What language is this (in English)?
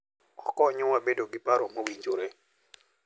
Luo (Kenya and Tanzania)